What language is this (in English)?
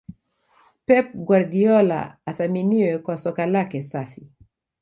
Swahili